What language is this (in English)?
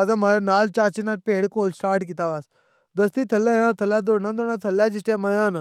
Pahari-Potwari